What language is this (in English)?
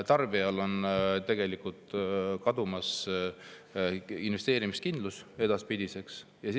Estonian